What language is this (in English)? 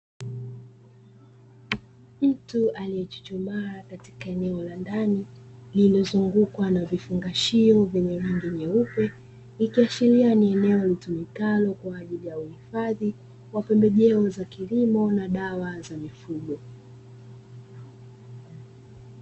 Swahili